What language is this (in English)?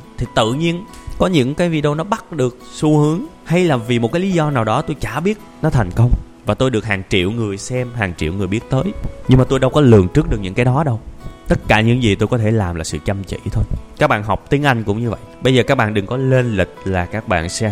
Vietnamese